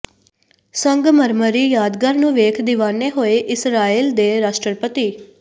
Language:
Punjabi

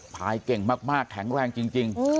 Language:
Thai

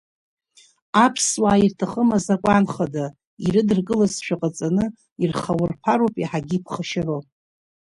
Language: Abkhazian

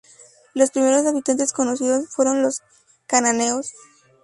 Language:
Spanish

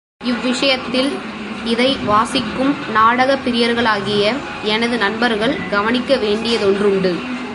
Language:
Tamil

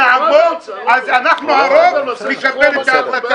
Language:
Hebrew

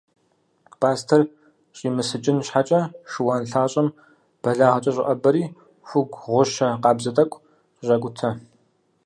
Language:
Kabardian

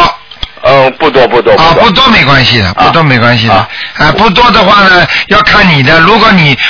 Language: Chinese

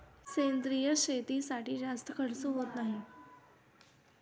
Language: Marathi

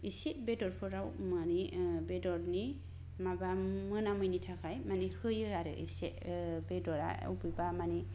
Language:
Bodo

